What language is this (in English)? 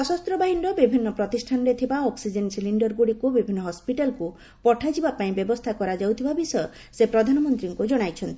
Odia